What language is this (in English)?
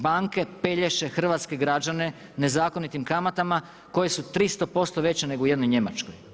Croatian